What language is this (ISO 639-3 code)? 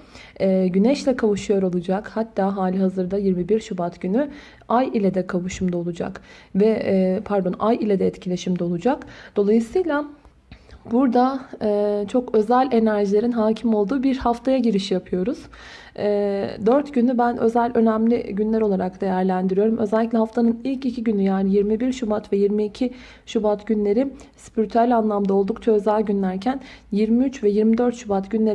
tur